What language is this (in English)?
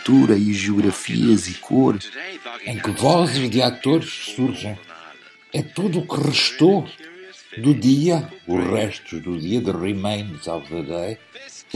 Portuguese